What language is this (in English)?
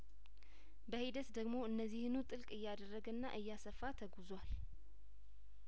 Amharic